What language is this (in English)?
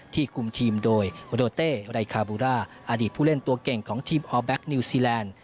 Thai